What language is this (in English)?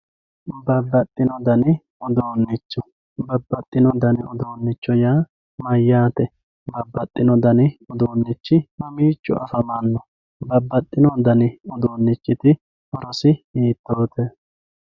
Sidamo